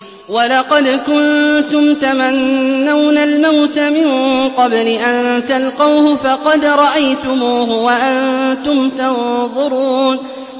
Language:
Arabic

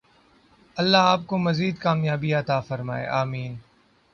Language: Urdu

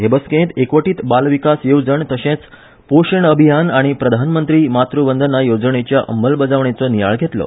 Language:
Konkani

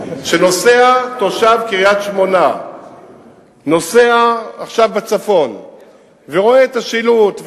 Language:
Hebrew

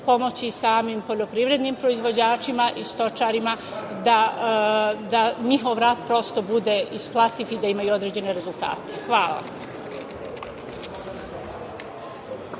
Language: Serbian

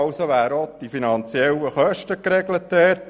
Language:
Swiss German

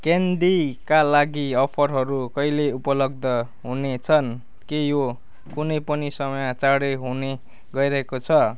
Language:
Nepali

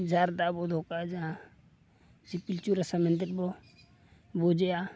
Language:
Santali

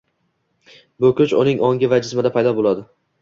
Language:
Uzbek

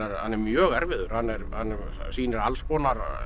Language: Icelandic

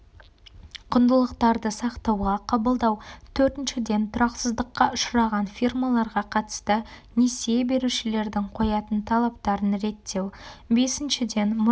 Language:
Kazakh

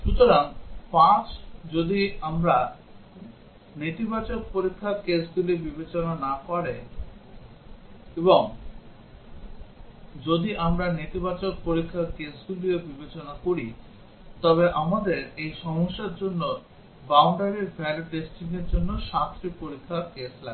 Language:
Bangla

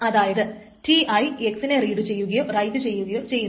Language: Malayalam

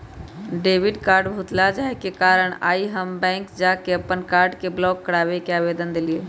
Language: Magahi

